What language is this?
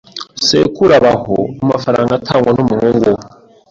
Kinyarwanda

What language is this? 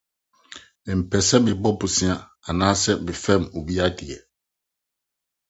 Akan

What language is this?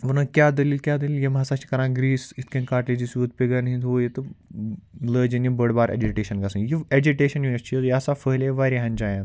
Kashmiri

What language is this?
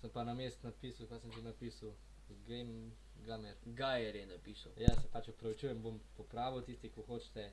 Slovenian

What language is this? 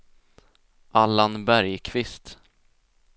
Swedish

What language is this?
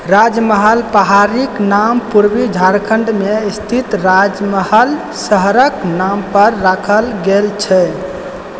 Maithili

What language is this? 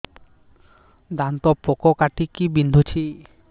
Odia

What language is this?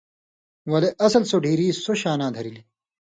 Indus Kohistani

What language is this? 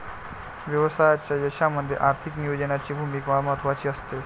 Marathi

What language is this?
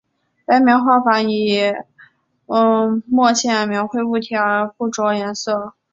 Chinese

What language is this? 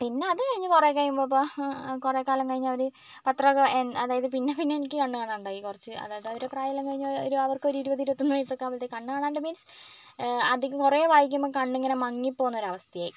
Malayalam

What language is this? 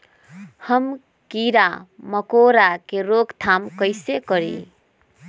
Magahi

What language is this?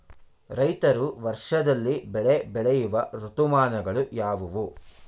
Kannada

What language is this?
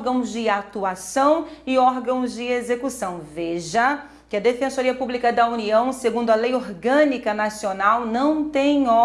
Portuguese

